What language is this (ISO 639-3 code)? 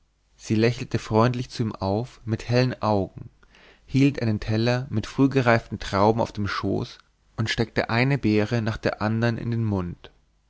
deu